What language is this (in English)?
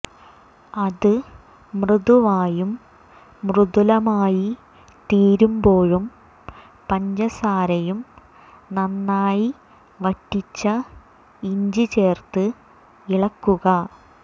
Malayalam